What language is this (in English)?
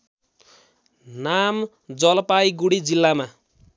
Nepali